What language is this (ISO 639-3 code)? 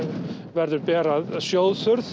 isl